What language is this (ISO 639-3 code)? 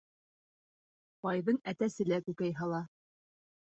bak